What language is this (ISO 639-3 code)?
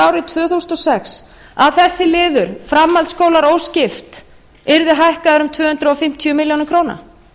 isl